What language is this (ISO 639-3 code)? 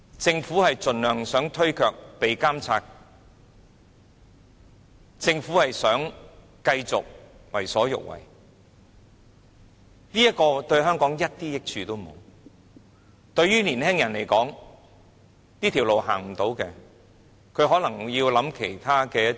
yue